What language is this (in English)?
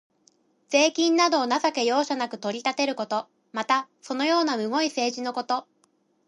Japanese